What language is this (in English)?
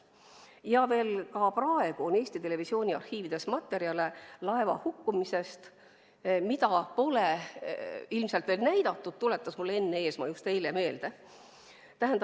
Estonian